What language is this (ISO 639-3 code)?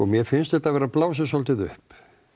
isl